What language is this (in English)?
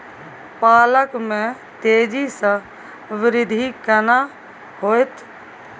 Maithili